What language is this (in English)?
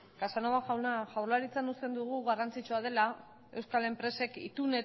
Basque